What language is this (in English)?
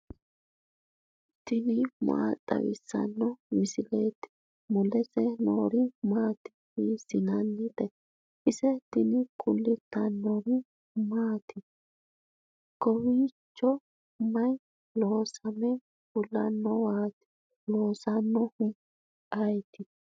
Sidamo